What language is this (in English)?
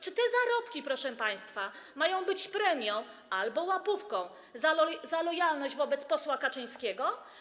Polish